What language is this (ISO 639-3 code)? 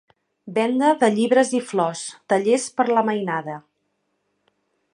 cat